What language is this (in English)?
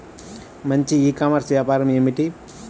Telugu